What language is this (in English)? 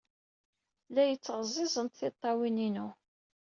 Kabyle